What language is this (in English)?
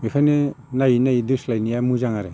Bodo